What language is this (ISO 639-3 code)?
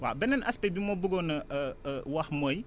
wol